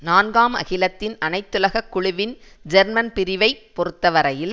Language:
Tamil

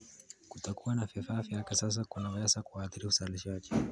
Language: Kalenjin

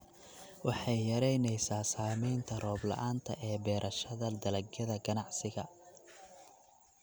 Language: Somali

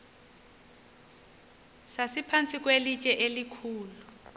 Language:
Xhosa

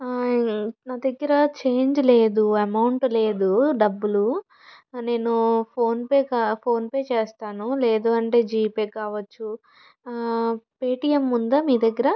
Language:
Telugu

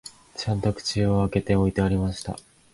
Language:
Japanese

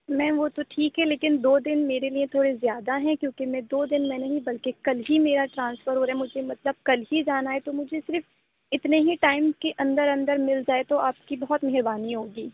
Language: Urdu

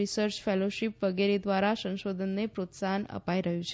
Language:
Gujarati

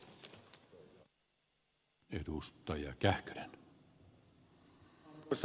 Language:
Finnish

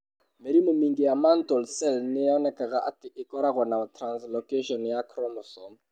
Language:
Kikuyu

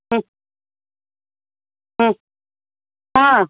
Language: Sanskrit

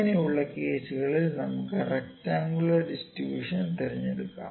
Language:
Malayalam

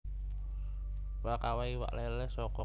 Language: Javanese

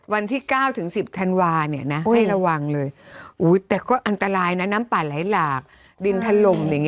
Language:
Thai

